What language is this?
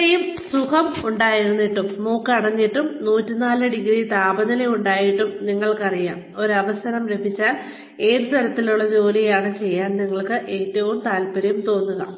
Malayalam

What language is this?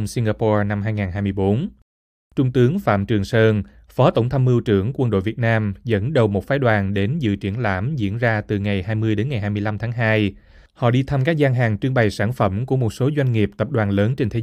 Vietnamese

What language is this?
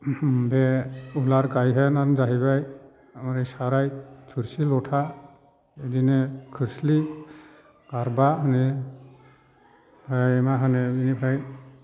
Bodo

